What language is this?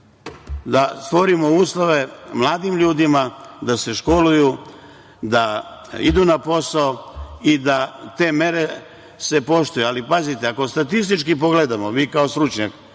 Serbian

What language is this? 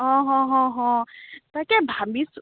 Assamese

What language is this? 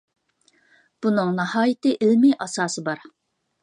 Uyghur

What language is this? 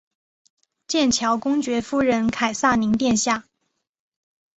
Chinese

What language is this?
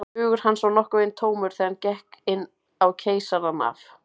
Icelandic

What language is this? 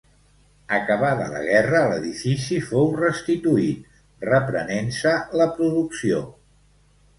Catalan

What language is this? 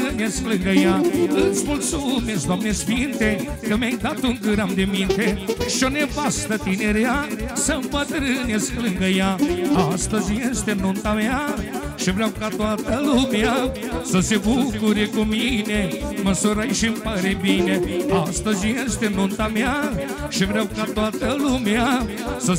Romanian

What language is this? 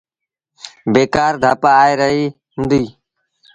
Sindhi Bhil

